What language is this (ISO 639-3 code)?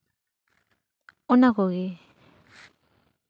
sat